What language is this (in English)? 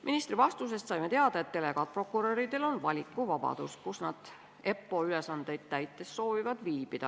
Estonian